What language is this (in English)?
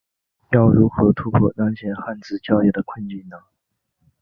Chinese